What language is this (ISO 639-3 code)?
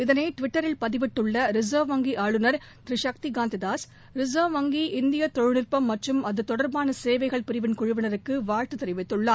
tam